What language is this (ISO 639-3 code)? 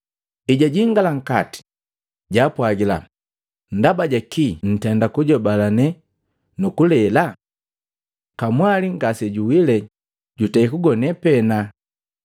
mgv